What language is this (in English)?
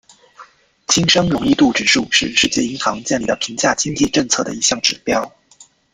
Chinese